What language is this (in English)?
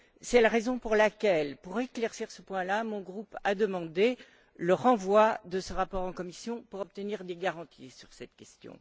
French